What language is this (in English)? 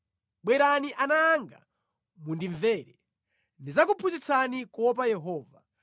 Nyanja